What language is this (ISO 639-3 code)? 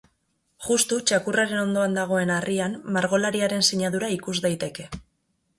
eus